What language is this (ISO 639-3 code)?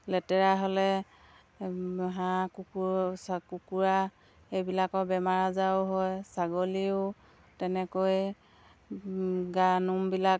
asm